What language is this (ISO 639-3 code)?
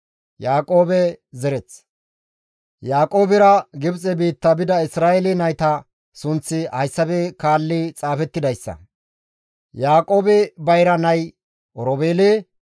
gmv